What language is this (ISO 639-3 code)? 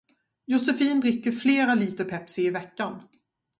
swe